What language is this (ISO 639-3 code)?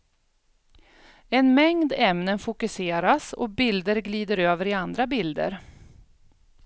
swe